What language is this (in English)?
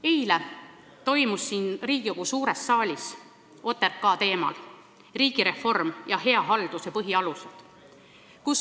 Estonian